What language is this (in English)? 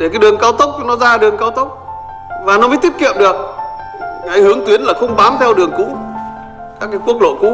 Vietnamese